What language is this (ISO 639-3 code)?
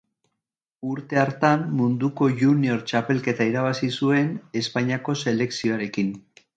eus